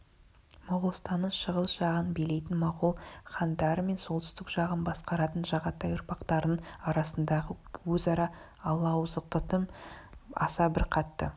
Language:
Kazakh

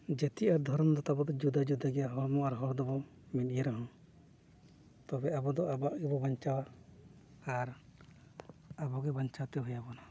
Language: Santali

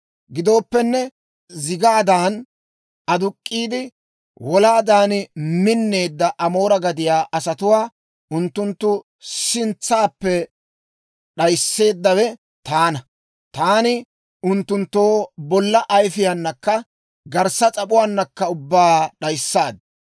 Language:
Dawro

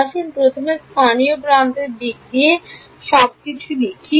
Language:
Bangla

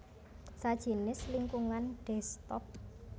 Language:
Javanese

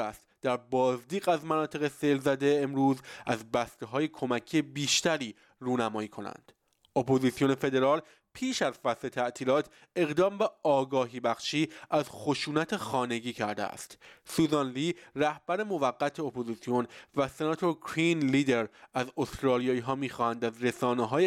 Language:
Persian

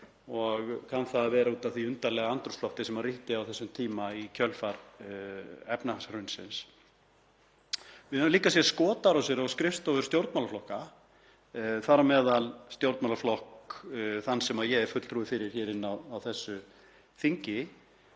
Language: Icelandic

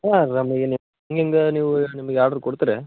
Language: Kannada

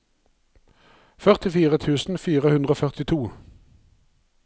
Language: Norwegian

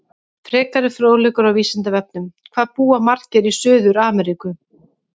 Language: Icelandic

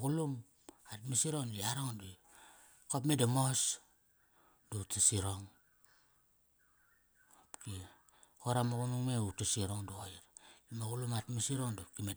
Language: Kairak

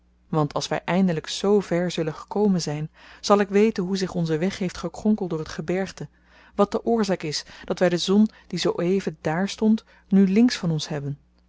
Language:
Dutch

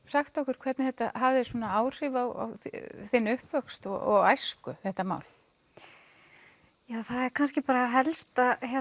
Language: Icelandic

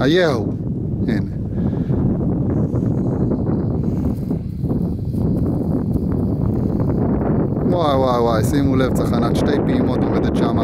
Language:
Hebrew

